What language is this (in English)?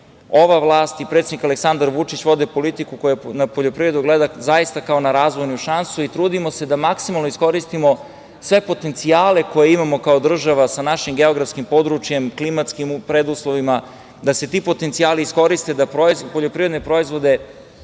Serbian